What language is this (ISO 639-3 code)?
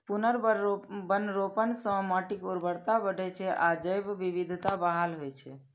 mai